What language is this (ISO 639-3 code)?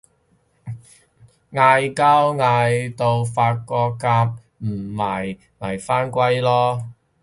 yue